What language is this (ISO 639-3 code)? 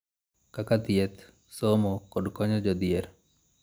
luo